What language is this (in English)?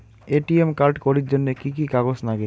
Bangla